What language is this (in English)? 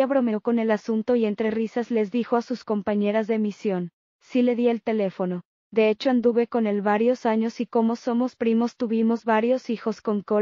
Spanish